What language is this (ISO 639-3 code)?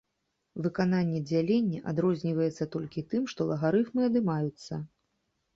bel